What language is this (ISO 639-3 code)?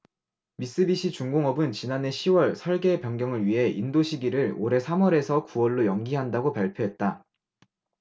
kor